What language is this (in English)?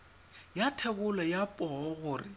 Tswana